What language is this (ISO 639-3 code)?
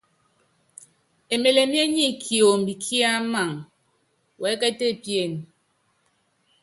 yav